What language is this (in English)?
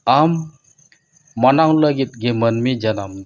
Santali